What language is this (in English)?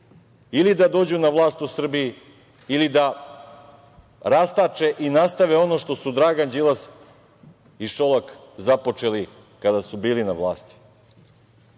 Serbian